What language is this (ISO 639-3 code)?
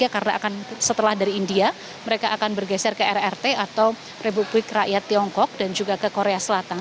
ind